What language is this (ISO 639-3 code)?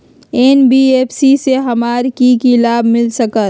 mag